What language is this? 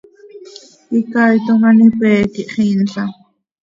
Seri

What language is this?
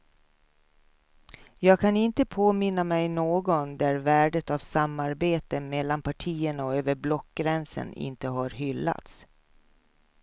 Swedish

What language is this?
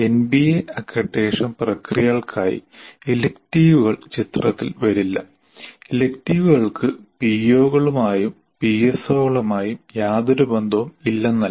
Malayalam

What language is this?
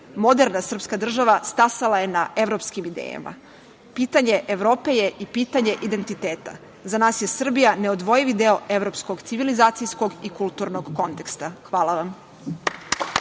Serbian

